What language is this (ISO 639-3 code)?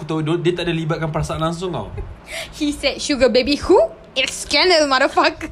msa